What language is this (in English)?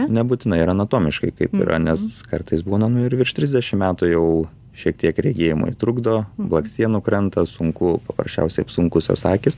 Lithuanian